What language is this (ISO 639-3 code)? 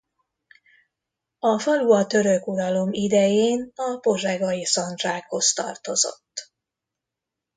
hun